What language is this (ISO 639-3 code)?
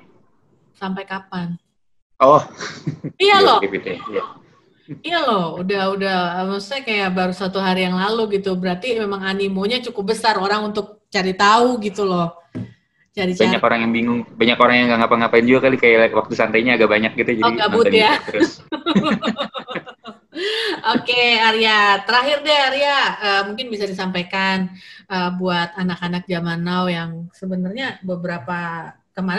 ind